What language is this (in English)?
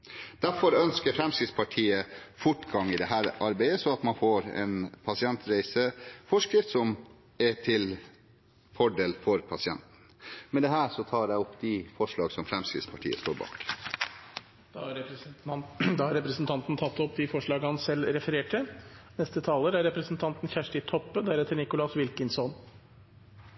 Norwegian